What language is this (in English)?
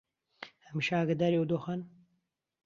Central Kurdish